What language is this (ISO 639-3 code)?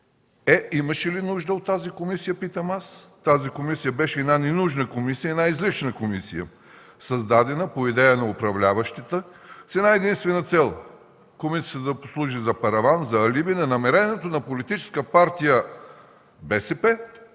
bul